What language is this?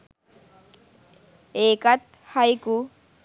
Sinhala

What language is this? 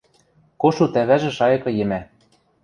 Western Mari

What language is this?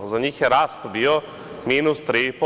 Serbian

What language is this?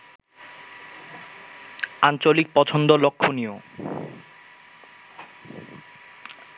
Bangla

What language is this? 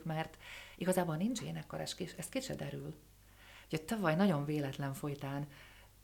Hungarian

